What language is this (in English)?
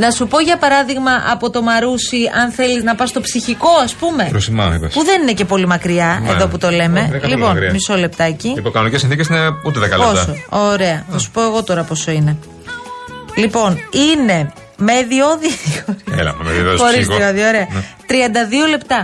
Greek